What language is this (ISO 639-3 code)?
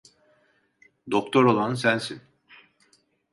tur